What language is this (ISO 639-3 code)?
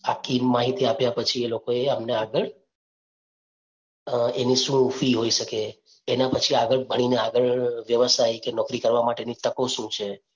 guj